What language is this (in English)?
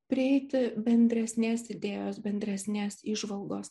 Lithuanian